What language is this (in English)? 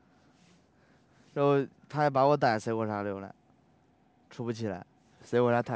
Chinese